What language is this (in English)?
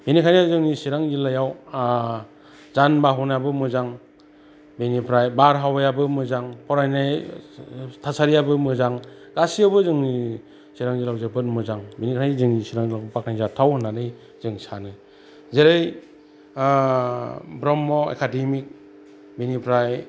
Bodo